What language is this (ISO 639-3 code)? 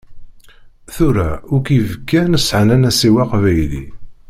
kab